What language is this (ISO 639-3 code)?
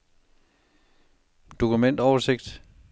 dan